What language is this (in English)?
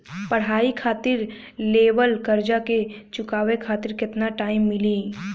Bhojpuri